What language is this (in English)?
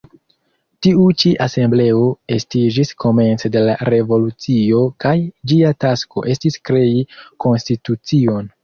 Esperanto